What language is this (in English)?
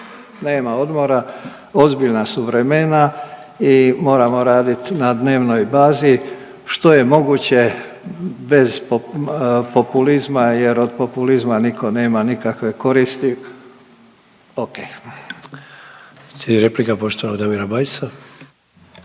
Croatian